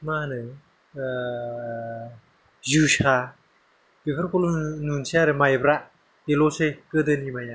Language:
Bodo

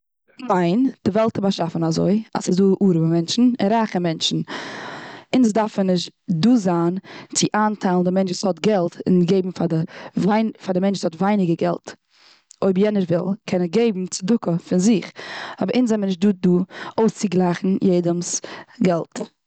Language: Yiddish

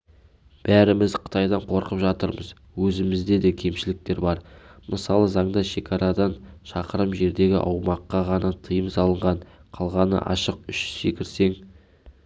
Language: Kazakh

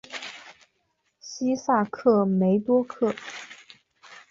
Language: Chinese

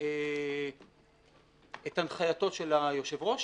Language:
Hebrew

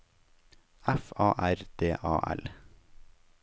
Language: Norwegian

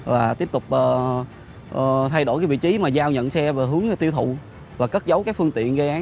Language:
Vietnamese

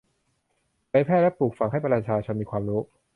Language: Thai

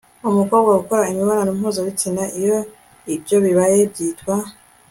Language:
Kinyarwanda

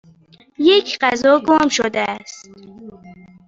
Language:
Persian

